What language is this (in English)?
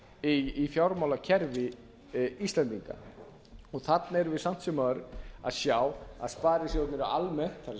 Icelandic